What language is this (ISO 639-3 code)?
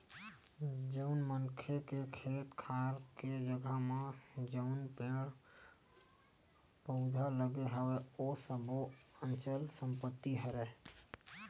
hne